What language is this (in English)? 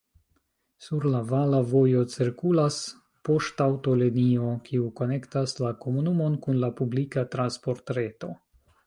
Esperanto